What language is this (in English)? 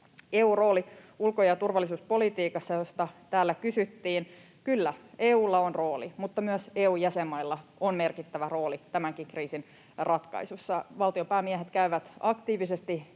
Finnish